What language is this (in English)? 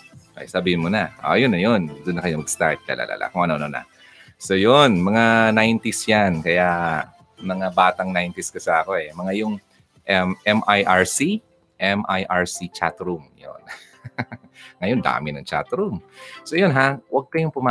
Filipino